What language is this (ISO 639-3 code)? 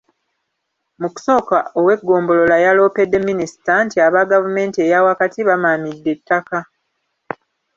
lug